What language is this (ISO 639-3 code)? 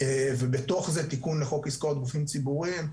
heb